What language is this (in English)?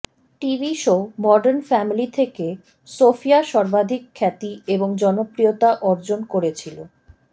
Bangla